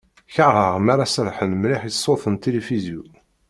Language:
Kabyle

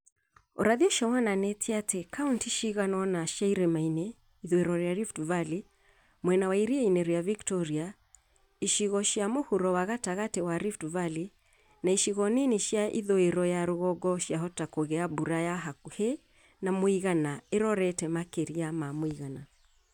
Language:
Kikuyu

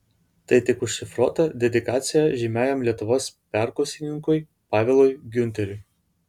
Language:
Lithuanian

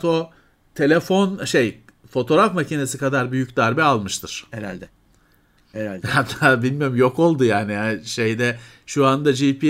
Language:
Turkish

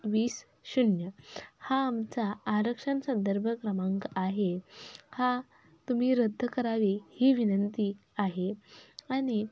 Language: Marathi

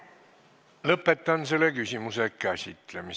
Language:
Estonian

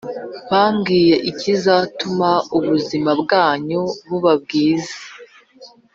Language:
Kinyarwanda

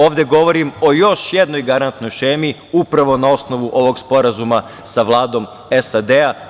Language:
Serbian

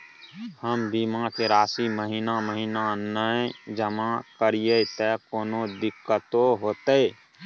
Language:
Maithili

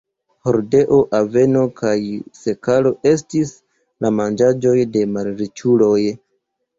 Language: Esperanto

